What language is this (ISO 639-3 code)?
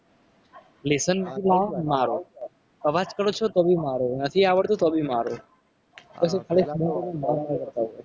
guj